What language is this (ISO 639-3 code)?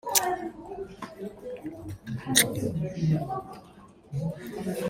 zho